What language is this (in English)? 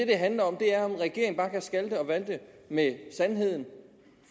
Danish